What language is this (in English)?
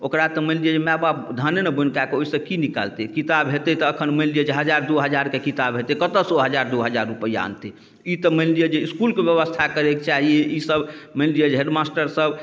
Maithili